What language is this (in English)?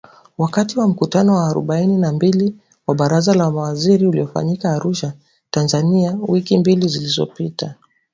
Swahili